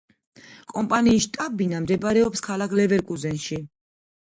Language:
Georgian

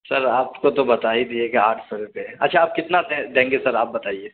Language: Urdu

